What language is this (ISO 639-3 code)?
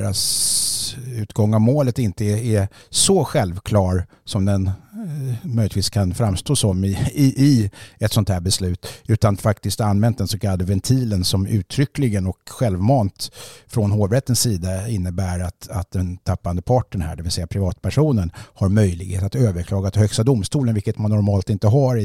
swe